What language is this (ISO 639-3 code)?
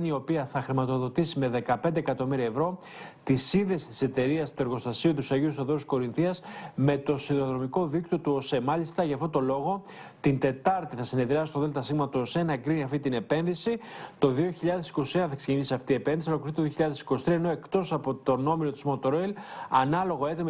ell